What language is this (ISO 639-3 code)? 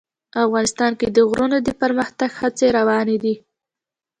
pus